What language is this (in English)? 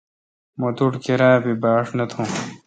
Kalkoti